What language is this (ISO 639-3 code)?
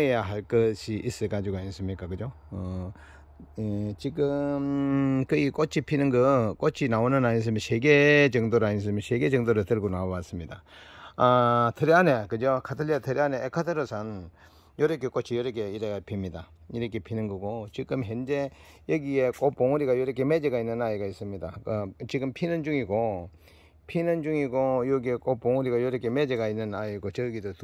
kor